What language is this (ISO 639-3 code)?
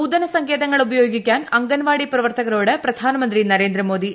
mal